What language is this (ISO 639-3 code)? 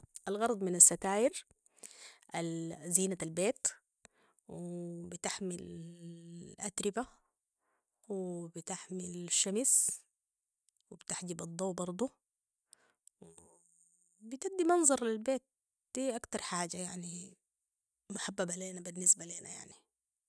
apd